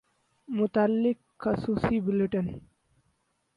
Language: Urdu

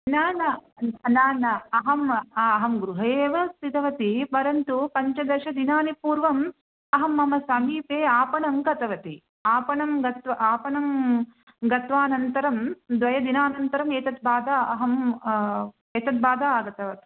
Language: Sanskrit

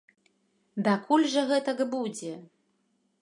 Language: Belarusian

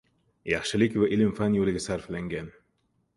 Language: Uzbek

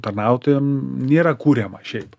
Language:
Lithuanian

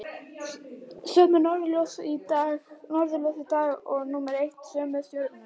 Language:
Icelandic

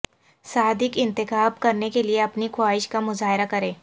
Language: Urdu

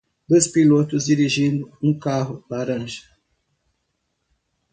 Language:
Portuguese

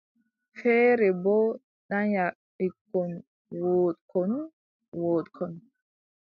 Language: Adamawa Fulfulde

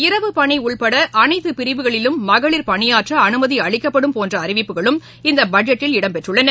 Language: Tamil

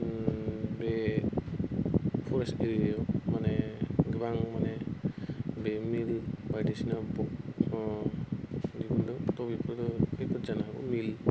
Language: Bodo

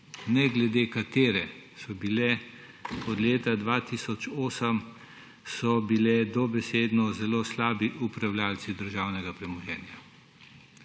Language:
Slovenian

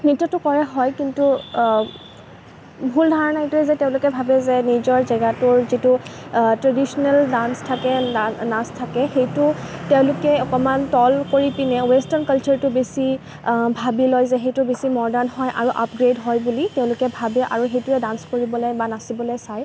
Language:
Assamese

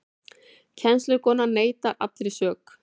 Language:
Icelandic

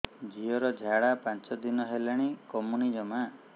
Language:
Odia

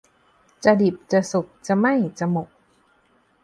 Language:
Thai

